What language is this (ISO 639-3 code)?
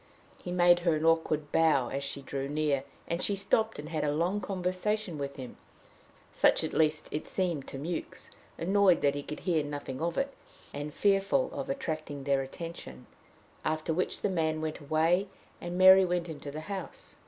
eng